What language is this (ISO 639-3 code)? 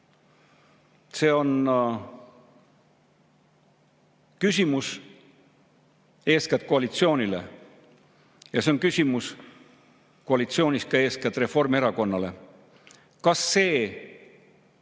est